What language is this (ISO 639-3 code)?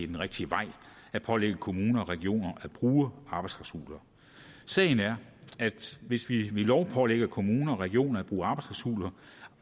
dan